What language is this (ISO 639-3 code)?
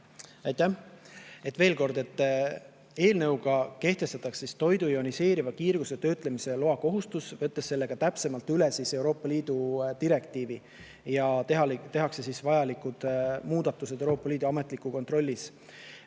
est